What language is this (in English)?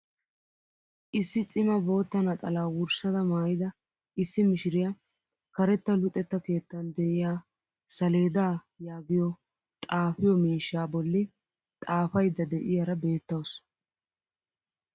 Wolaytta